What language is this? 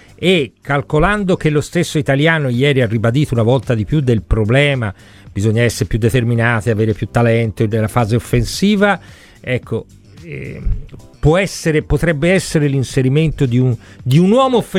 Italian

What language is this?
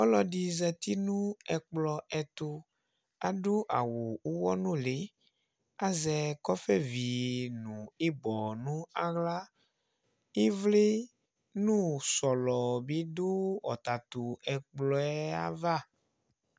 Ikposo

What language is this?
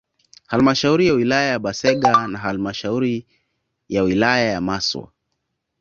Swahili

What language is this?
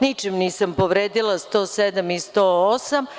Serbian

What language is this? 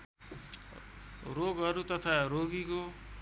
Nepali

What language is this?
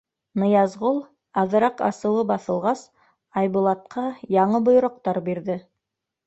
Bashkir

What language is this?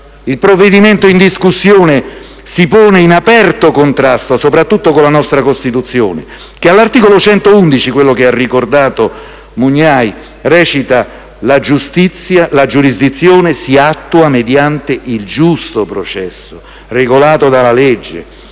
Italian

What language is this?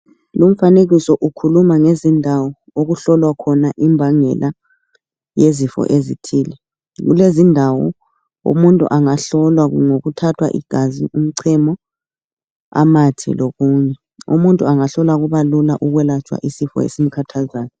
North Ndebele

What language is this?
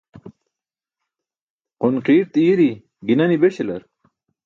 Burushaski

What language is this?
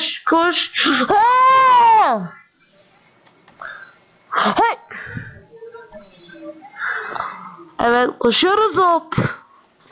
Turkish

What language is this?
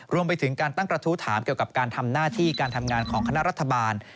Thai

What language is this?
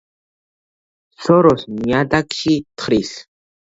Georgian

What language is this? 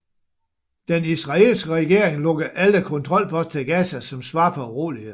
Danish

